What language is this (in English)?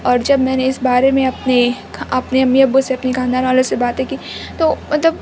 Urdu